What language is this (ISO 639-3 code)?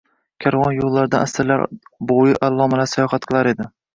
uzb